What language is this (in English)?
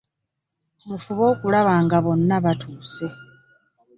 Ganda